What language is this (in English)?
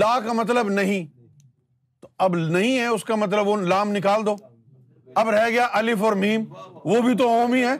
Urdu